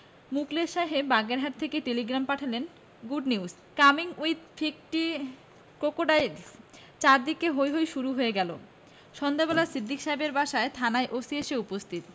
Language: Bangla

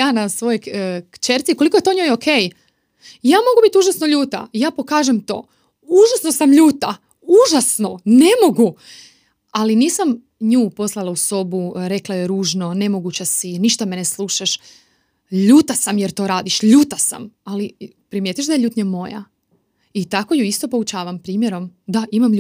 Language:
Croatian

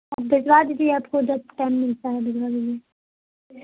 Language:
Urdu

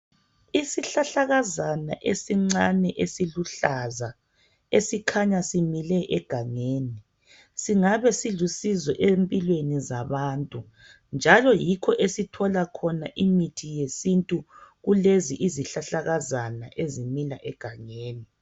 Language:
North Ndebele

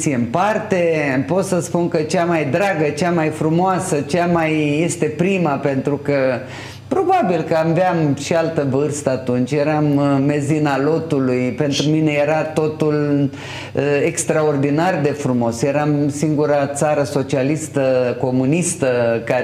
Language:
Romanian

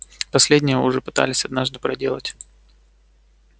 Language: Russian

